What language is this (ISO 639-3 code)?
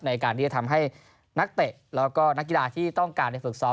tha